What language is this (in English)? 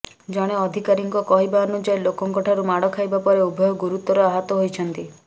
Odia